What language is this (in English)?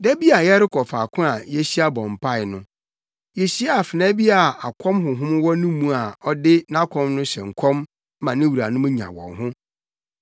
Akan